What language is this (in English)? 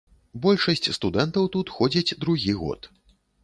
Belarusian